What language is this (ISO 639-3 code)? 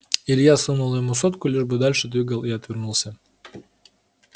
rus